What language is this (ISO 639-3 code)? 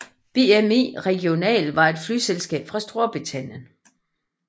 dan